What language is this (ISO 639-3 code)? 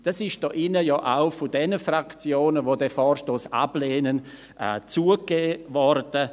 gsw